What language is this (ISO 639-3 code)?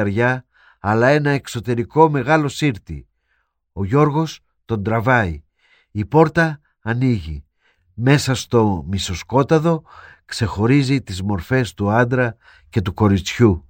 ell